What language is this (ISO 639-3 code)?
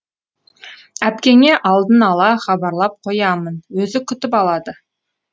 kaz